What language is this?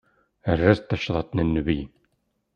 Kabyle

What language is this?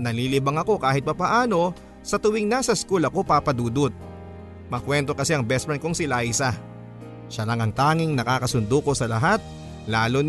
Filipino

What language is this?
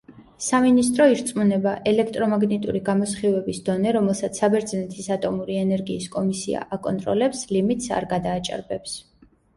Georgian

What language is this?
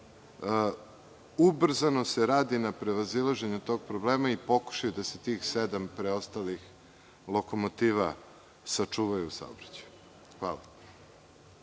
Serbian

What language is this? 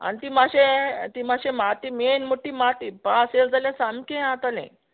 Konkani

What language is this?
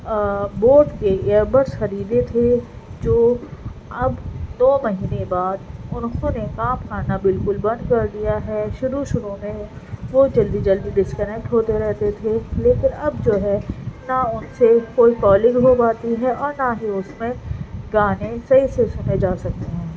Urdu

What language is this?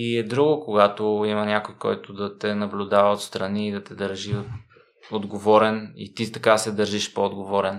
Bulgarian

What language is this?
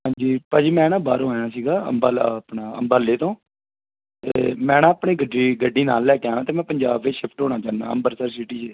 Punjabi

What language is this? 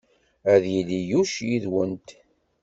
Kabyle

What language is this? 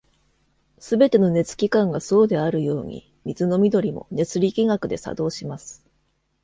Japanese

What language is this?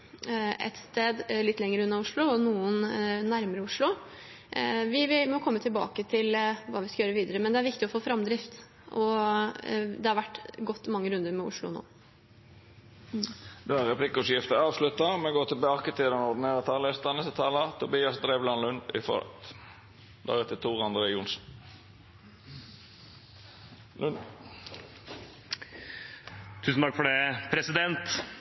Norwegian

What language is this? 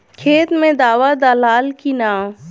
Bhojpuri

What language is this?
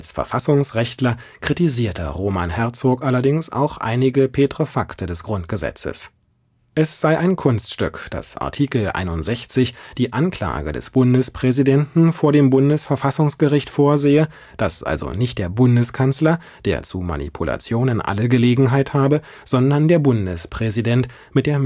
German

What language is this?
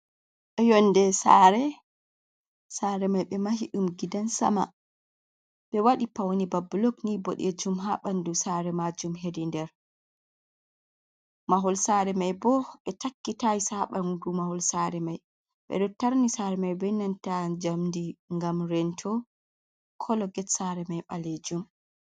Fula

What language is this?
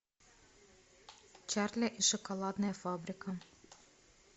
Russian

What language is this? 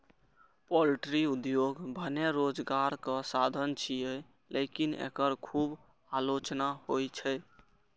Maithili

